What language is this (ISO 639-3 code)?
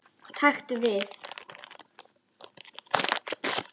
isl